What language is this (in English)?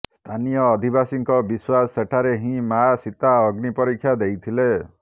Odia